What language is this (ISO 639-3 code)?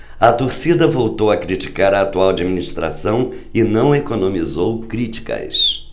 por